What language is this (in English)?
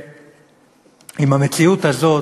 Hebrew